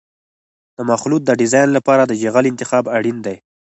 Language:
Pashto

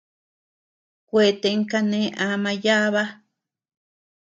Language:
Tepeuxila Cuicatec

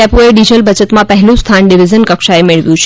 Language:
Gujarati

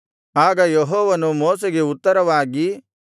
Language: Kannada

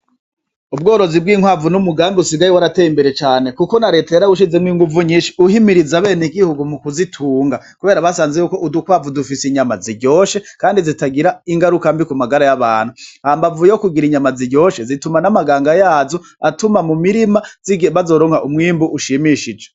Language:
Rundi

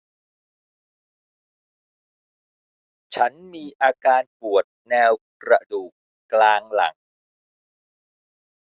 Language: Thai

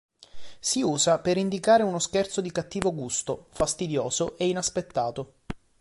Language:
Italian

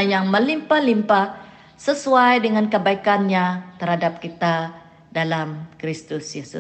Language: Malay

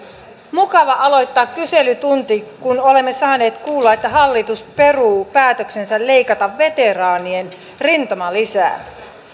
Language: Finnish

